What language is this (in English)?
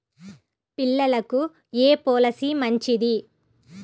Telugu